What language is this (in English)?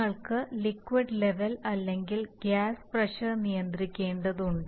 Malayalam